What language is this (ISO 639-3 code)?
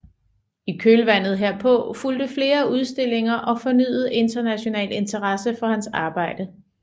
dan